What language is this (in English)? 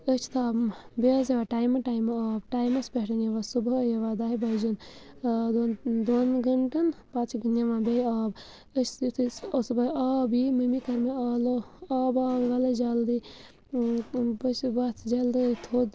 Kashmiri